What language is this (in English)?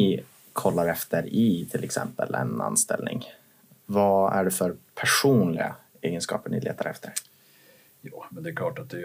Swedish